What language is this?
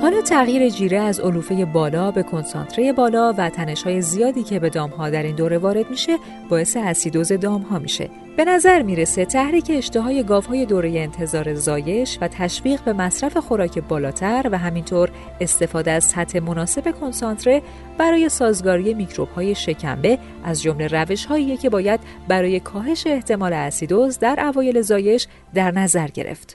Persian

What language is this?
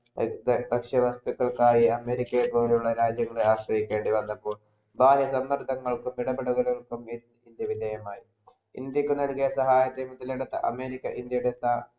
Malayalam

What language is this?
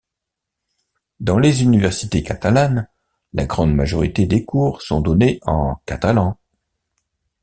French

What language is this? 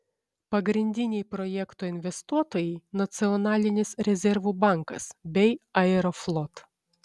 Lithuanian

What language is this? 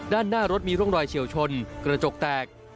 Thai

